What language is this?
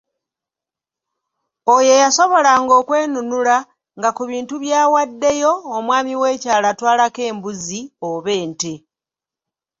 Ganda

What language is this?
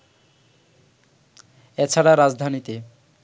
Bangla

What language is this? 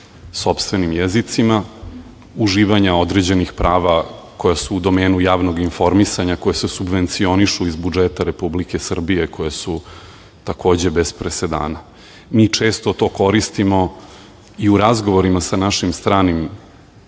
Serbian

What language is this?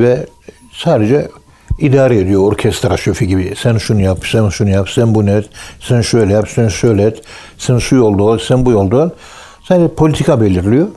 Turkish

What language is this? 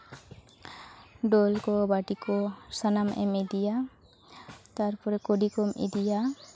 Santali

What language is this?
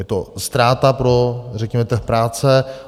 Czech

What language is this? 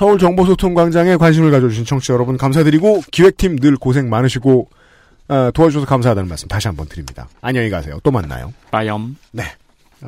Korean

